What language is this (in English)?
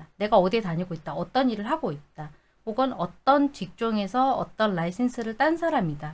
Korean